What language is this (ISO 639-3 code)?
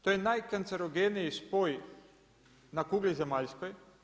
hrv